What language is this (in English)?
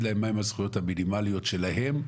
Hebrew